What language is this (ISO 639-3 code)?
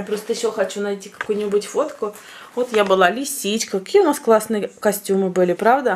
rus